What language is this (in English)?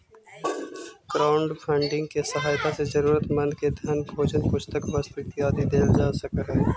Magahi